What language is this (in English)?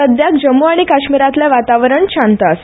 Konkani